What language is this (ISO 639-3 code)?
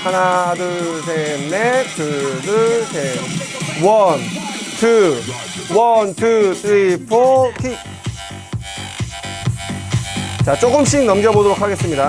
kor